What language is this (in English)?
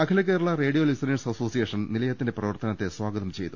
Malayalam